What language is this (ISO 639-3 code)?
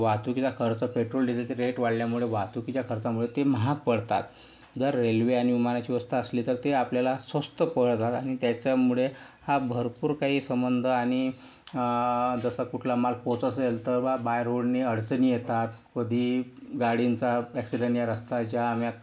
mar